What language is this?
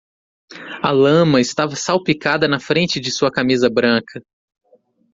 Portuguese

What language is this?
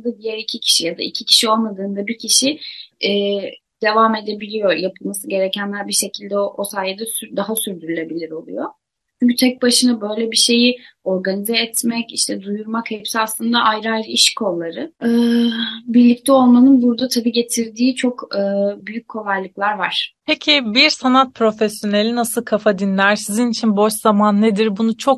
Turkish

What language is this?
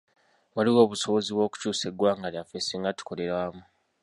Ganda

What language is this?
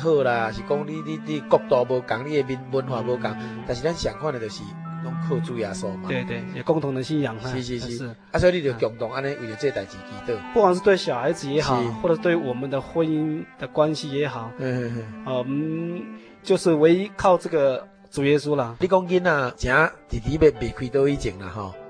Chinese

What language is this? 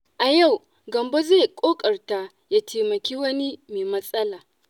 Hausa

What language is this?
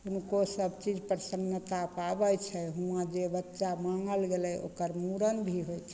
Maithili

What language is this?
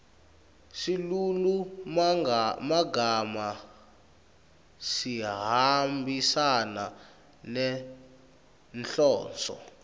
Swati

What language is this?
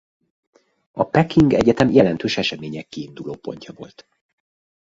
Hungarian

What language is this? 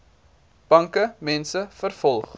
Afrikaans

